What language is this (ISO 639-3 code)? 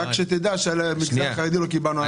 heb